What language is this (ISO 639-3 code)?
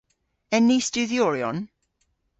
cor